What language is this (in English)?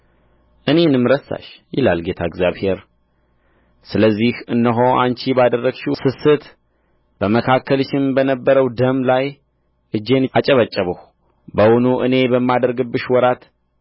Amharic